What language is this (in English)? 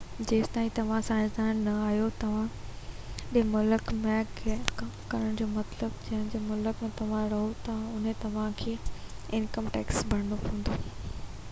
Sindhi